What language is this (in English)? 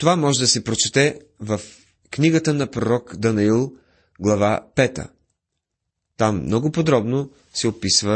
Bulgarian